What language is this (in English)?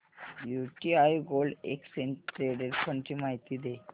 Marathi